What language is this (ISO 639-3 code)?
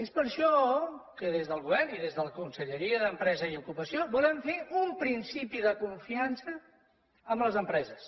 cat